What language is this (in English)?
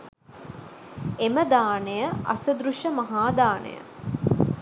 Sinhala